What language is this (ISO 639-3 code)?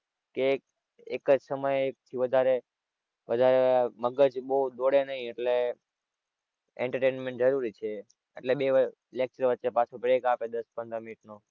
guj